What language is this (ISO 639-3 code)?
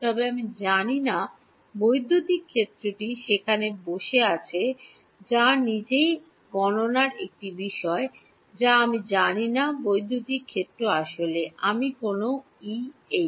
ben